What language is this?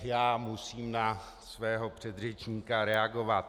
Czech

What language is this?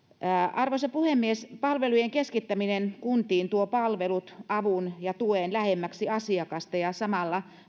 Finnish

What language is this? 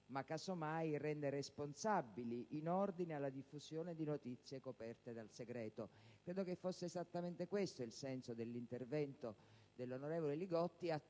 Italian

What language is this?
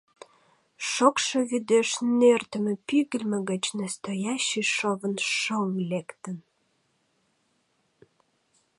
Mari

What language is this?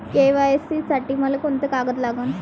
Marathi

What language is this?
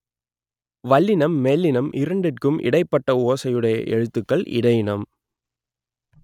Tamil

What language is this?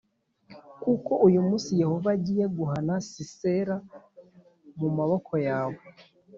Kinyarwanda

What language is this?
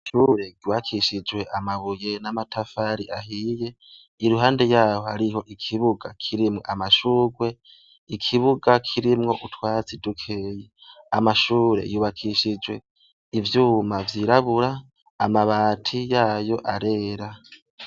Rundi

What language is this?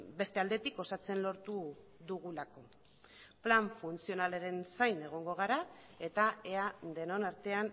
Basque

